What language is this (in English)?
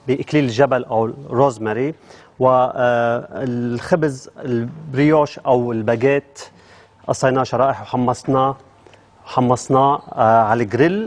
Arabic